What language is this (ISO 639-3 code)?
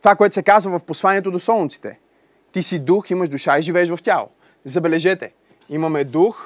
bul